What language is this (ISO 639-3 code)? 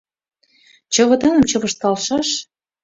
chm